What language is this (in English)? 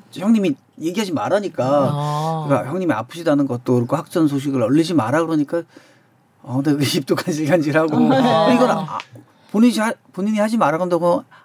Korean